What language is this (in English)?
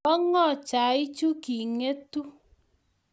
Kalenjin